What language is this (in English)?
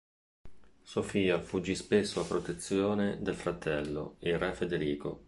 Italian